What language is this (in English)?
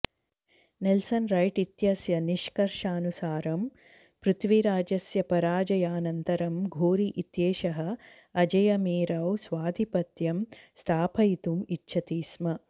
Sanskrit